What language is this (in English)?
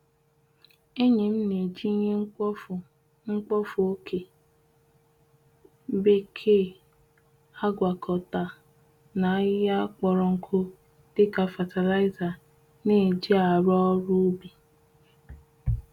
Igbo